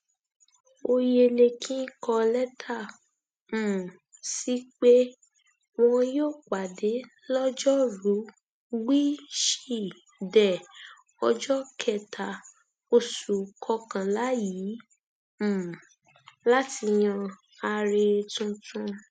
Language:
Yoruba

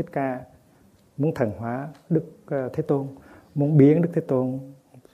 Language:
Vietnamese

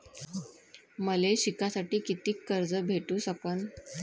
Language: Marathi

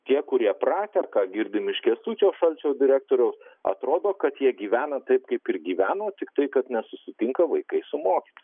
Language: Lithuanian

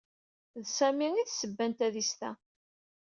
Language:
Kabyle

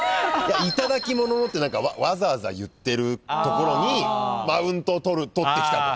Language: Japanese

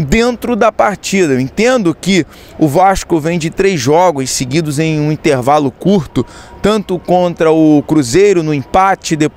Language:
Portuguese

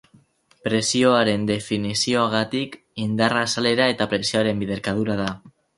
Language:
Basque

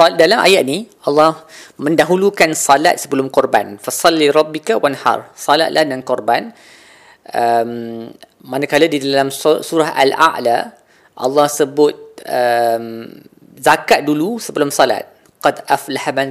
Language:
Malay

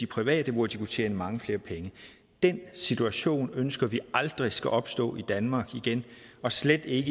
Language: Danish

